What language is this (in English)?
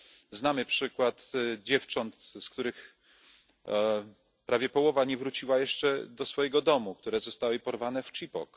Polish